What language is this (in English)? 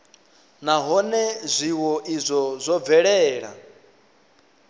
Venda